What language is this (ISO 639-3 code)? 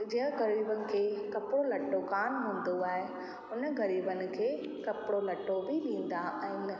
snd